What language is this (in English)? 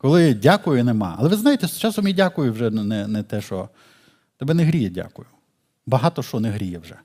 Ukrainian